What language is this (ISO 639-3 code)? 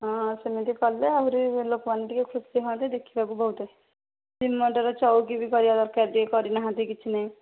ori